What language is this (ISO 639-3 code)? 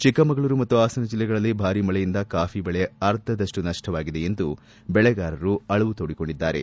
kan